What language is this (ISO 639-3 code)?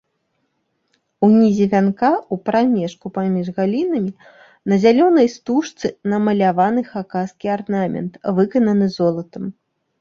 bel